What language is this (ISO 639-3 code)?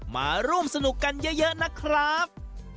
tha